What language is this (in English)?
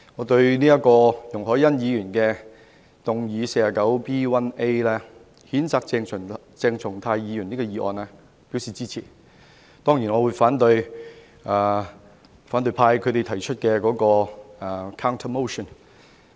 Cantonese